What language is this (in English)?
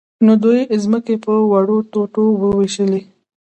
Pashto